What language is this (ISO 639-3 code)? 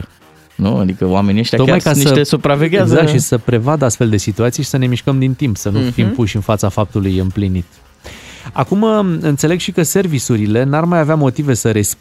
ron